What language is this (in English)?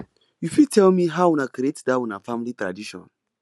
Nigerian Pidgin